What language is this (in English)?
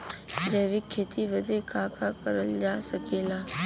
Bhojpuri